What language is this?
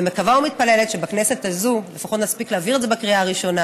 Hebrew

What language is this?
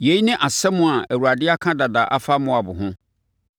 Akan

